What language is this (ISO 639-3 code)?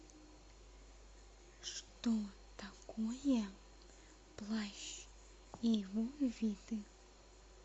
rus